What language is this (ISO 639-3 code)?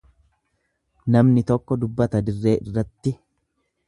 orm